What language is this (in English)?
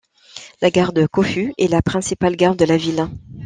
French